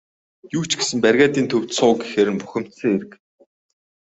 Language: Mongolian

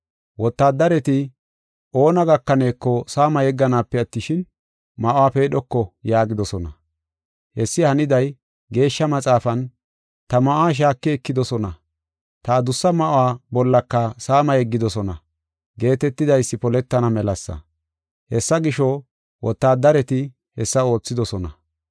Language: Gofa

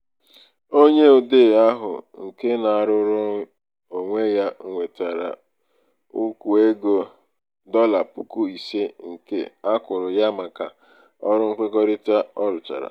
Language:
Igbo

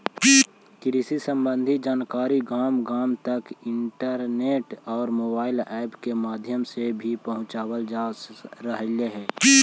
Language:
Magahi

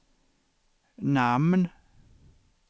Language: Swedish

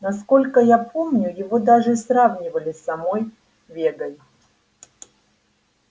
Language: Russian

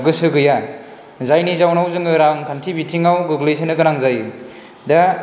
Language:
Bodo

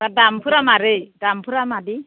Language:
Bodo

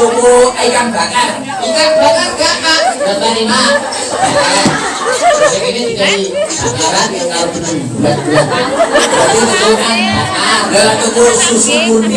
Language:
Indonesian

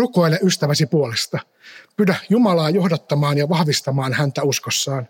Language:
Finnish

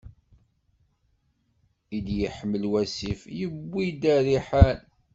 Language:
Kabyle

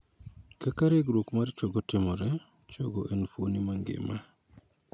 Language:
Luo (Kenya and Tanzania)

